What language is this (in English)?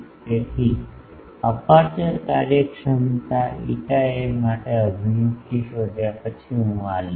Gujarati